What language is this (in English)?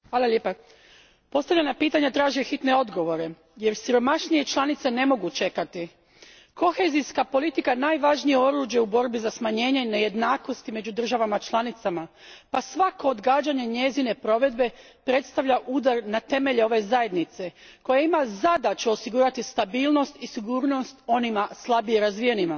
Croatian